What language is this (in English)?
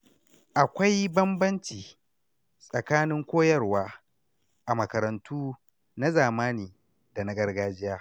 Hausa